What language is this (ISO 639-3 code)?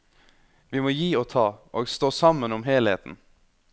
nor